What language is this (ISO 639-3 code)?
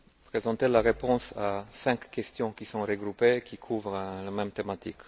fra